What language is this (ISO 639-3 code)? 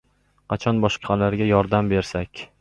uzb